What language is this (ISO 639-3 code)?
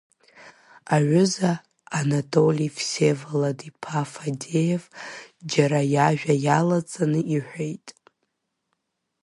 abk